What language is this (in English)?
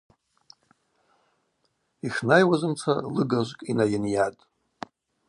Abaza